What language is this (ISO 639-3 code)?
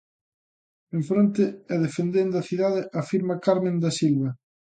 glg